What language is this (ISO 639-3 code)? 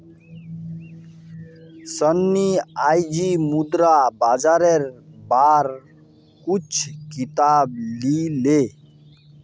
mag